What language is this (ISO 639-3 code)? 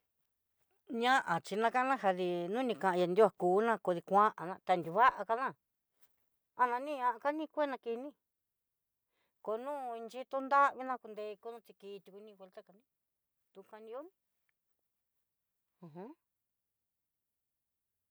mxy